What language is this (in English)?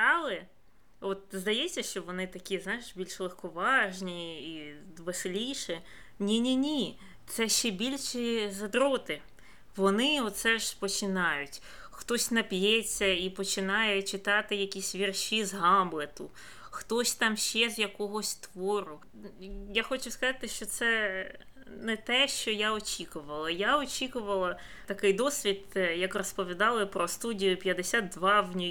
Ukrainian